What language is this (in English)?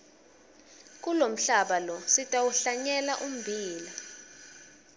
Swati